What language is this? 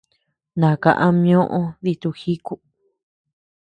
Tepeuxila Cuicatec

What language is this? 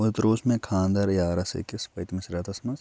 Kashmiri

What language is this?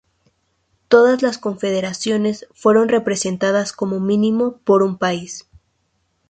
Spanish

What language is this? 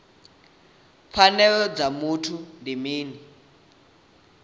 Venda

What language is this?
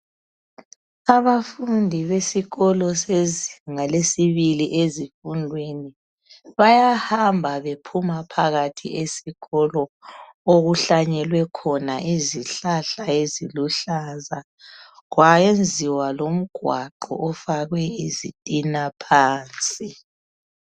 North Ndebele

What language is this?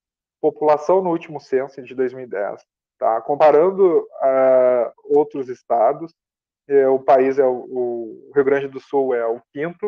Portuguese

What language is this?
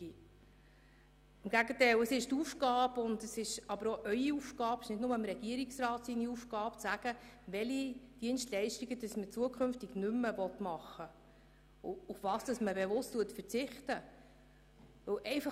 Swiss German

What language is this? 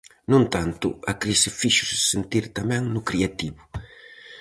Galician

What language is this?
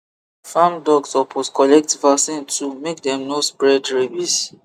Nigerian Pidgin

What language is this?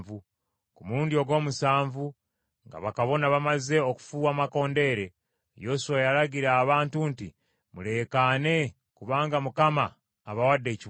Ganda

